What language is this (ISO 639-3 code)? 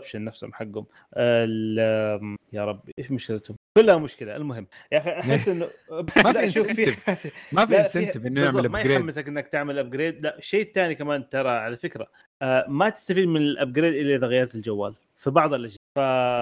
ara